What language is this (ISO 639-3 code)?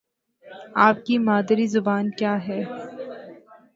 urd